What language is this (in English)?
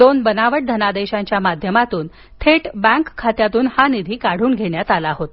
Marathi